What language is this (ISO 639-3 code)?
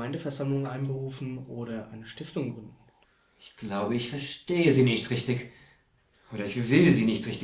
deu